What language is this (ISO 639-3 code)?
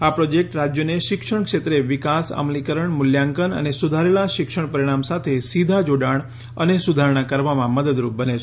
guj